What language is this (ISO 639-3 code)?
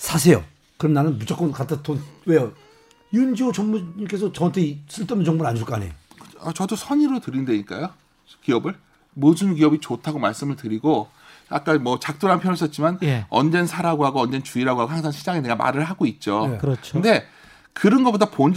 kor